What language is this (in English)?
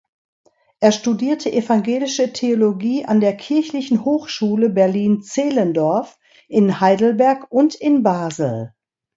German